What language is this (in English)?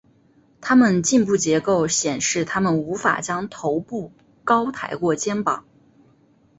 Chinese